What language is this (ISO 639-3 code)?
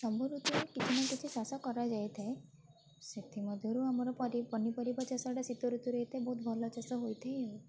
ori